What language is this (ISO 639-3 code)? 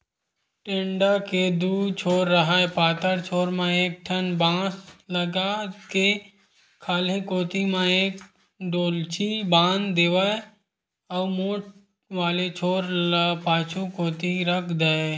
hne